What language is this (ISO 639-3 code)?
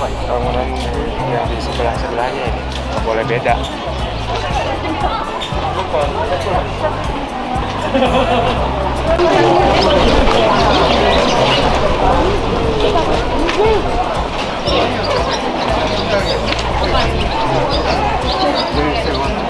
ind